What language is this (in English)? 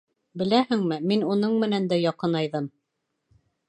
Bashkir